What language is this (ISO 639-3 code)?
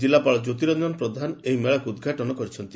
ori